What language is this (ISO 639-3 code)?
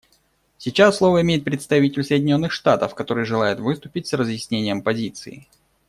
rus